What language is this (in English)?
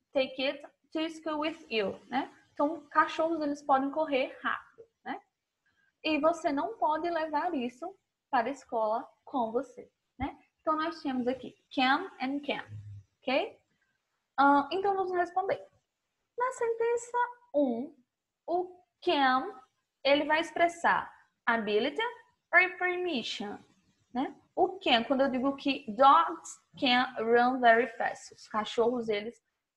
Portuguese